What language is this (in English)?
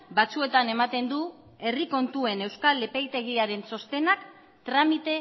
Basque